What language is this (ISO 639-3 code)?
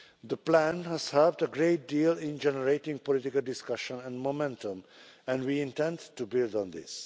eng